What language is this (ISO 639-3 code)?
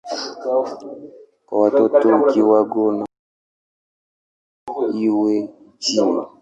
swa